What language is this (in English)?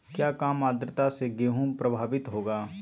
Magahi